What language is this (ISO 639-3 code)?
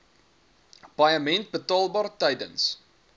afr